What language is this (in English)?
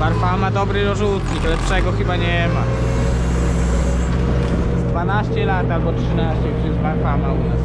Polish